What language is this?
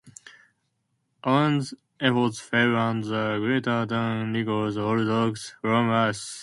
English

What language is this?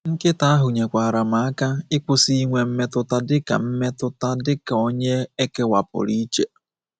Igbo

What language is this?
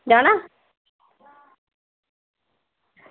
Dogri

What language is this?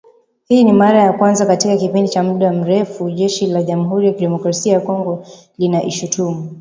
Swahili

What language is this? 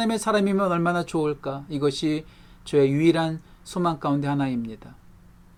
Korean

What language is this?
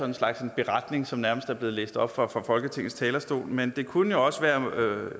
Danish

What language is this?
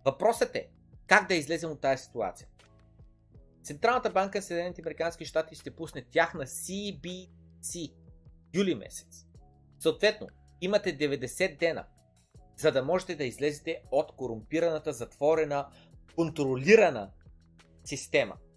Bulgarian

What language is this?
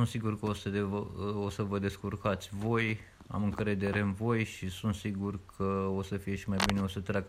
Romanian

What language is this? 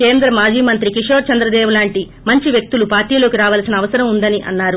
Telugu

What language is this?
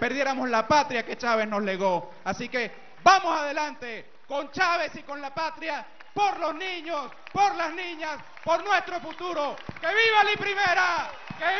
Spanish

